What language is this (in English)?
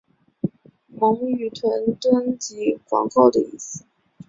Chinese